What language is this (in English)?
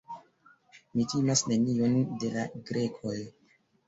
Esperanto